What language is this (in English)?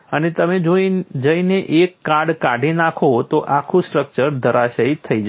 Gujarati